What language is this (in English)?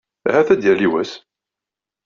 Kabyle